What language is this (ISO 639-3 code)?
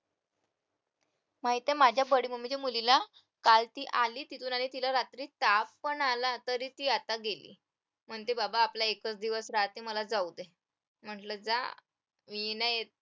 mar